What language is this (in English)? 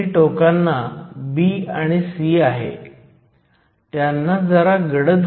Marathi